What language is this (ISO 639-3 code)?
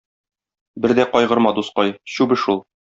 tat